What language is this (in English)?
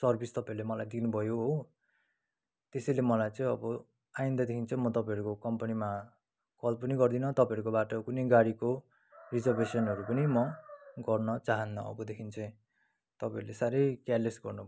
Nepali